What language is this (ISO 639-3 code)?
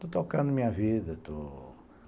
por